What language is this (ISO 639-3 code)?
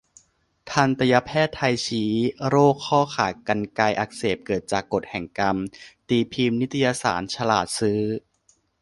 tha